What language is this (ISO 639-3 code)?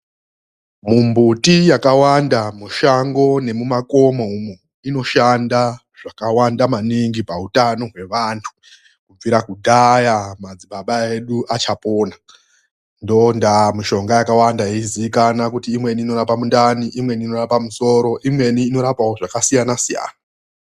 ndc